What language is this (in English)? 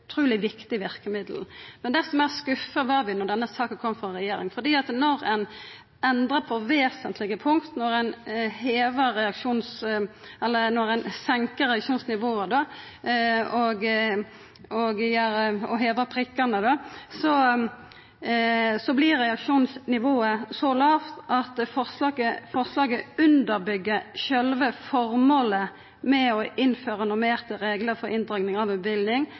Norwegian Nynorsk